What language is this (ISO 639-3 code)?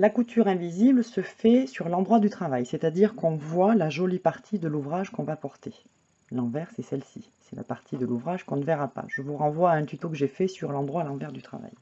fra